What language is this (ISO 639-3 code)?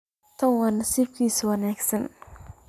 som